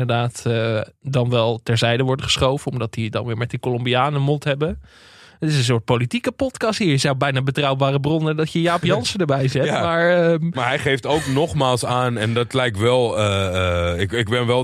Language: Dutch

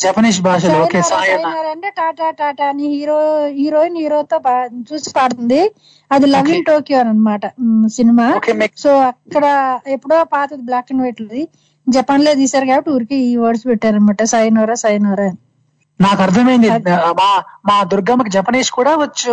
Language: Telugu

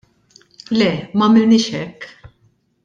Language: Maltese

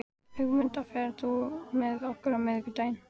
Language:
Icelandic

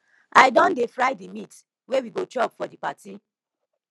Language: Nigerian Pidgin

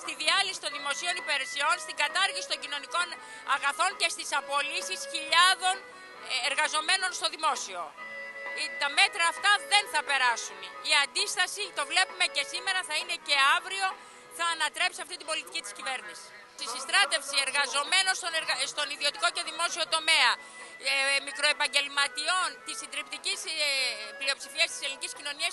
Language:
Greek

